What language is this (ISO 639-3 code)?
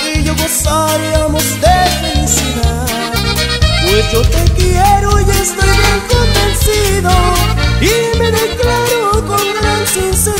spa